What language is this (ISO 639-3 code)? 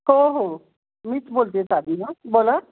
mar